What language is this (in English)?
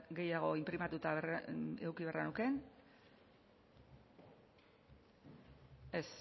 Basque